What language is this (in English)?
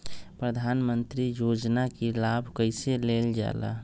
Magahi